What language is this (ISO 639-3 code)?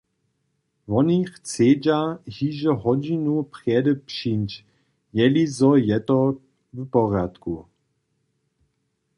hsb